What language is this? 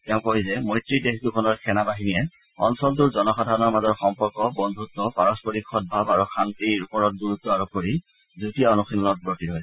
Assamese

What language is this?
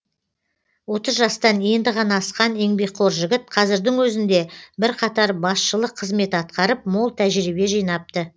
Kazakh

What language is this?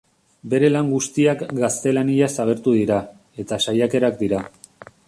Basque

